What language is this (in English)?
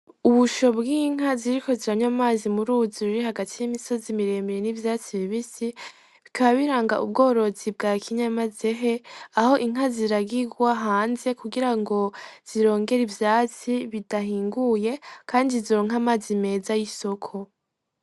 Rundi